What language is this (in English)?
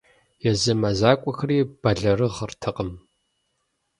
Kabardian